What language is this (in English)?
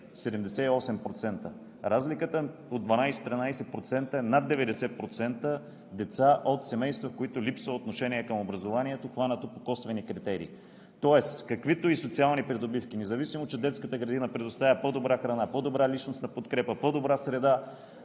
Bulgarian